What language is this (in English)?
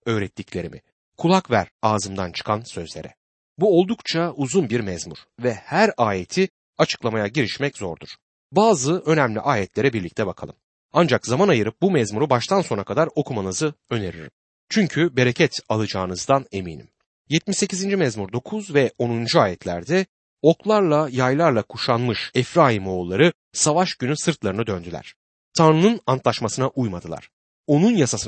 Turkish